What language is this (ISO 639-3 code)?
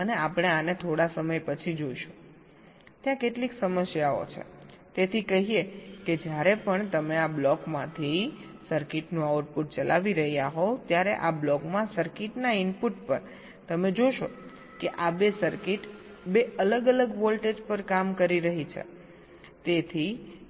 guj